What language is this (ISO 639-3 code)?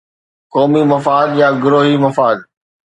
snd